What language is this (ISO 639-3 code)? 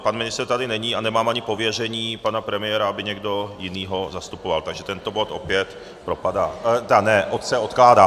ces